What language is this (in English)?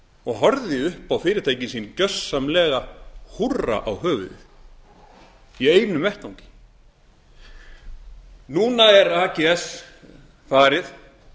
Icelandic